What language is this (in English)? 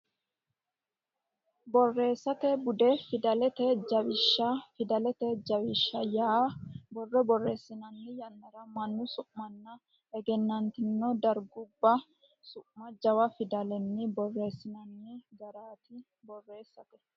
Sidamo